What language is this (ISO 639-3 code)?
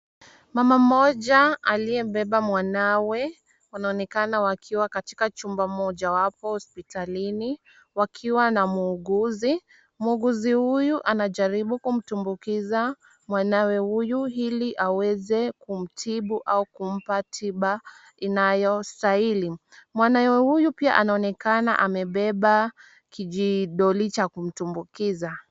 swa